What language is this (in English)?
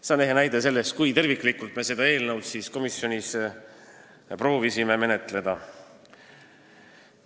Estonian